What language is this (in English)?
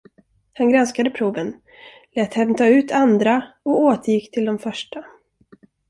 Swedish